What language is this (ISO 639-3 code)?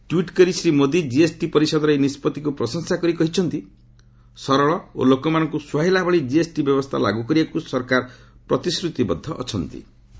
ori